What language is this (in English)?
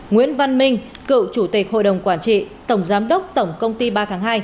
Vietnamese